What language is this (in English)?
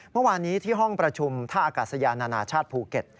Thai